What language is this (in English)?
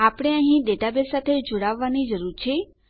Gujarati